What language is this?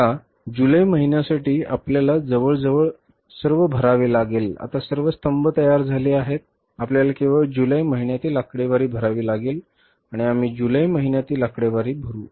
Marathi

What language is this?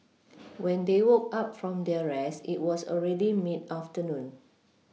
English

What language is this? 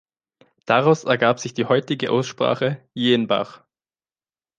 German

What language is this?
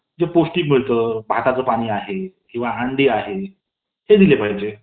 Marathi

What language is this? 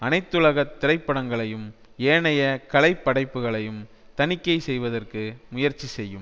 Tamil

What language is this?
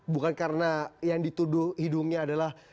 Indonesian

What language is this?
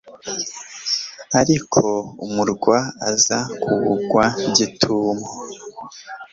Kinyarwanda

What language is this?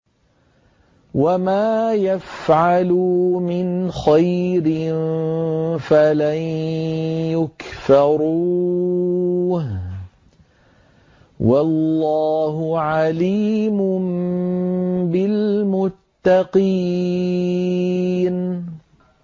Arabic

